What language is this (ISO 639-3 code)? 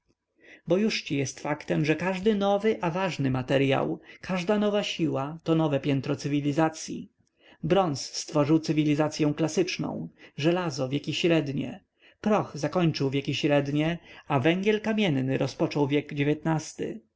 pol